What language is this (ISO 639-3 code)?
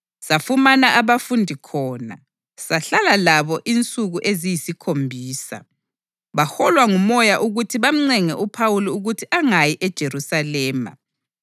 nde